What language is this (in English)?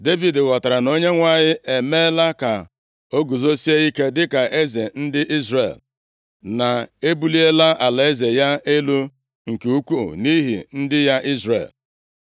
Igbo